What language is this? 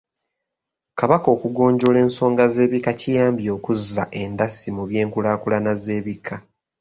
Ganda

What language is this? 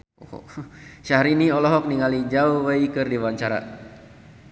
Sundanese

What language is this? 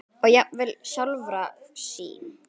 Icelandic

